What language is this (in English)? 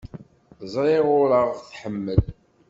Kabyle